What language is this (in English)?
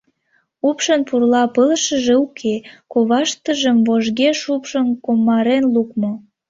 Mari